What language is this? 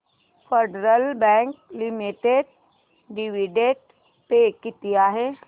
Marathi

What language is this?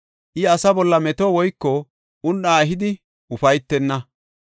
Gofa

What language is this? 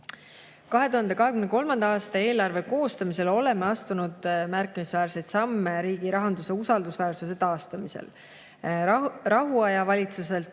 Estonian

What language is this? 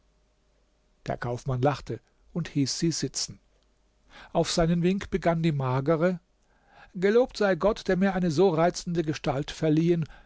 German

